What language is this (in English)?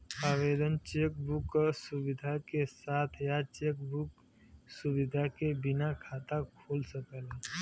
Bhojpuri